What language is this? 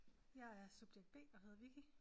Danish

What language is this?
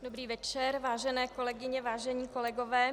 Czech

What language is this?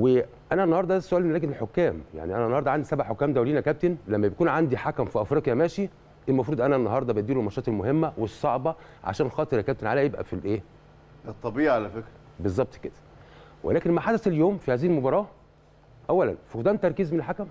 Arabic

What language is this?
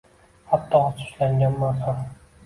Uzbek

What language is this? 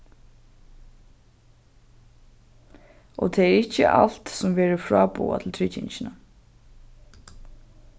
Faroese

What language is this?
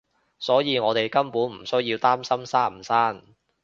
Cantonese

